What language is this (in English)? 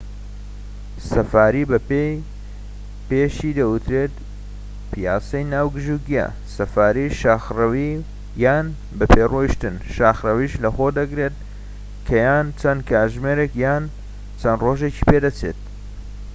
Central Kurdish